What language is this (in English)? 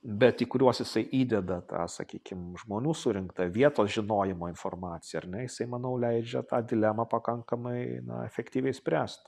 Lithuanian